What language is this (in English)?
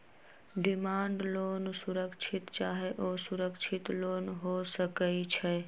Magahi